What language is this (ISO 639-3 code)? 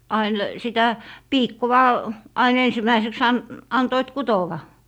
fin